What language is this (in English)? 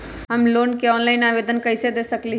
Magahi